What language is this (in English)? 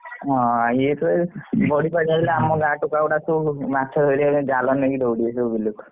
Odia